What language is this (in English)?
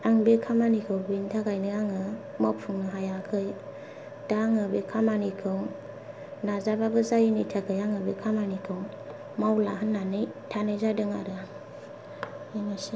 Bodo